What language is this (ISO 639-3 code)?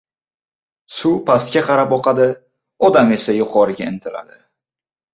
uzb